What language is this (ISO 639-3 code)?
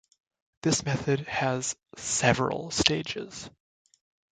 eng